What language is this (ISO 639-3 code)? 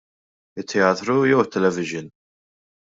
mlt